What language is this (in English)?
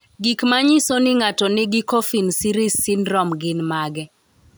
Luo (Kenya and Tanzania)